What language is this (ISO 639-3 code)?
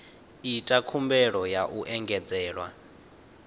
ven